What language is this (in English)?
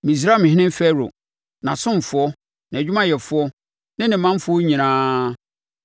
Akan